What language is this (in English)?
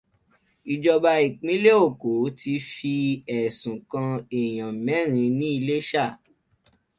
Yoruba